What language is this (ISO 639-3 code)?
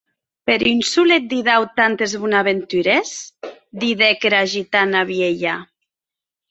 oci